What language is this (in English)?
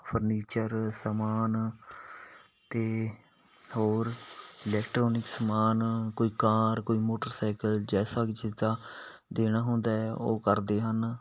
Punjabi